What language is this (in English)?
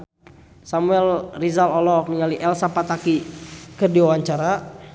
Sundanese